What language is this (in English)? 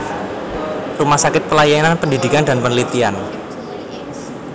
Javanese